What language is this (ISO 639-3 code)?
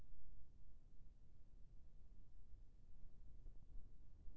hne